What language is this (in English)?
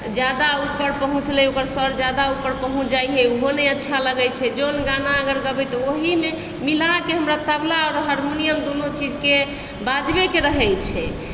Maithili